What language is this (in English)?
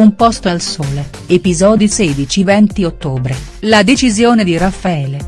Italian